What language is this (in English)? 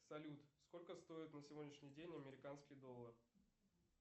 Russian